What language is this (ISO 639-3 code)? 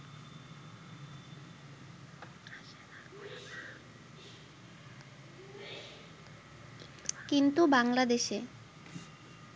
ben